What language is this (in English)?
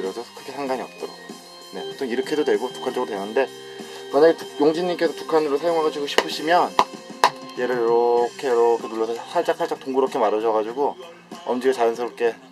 Korean